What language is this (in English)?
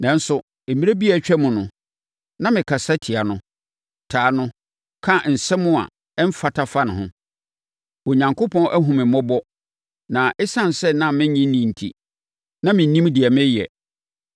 Akan